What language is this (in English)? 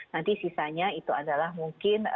Indonesian